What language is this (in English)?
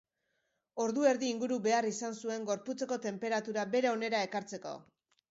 Basque